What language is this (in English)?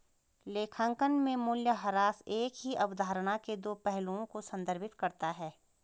Hindi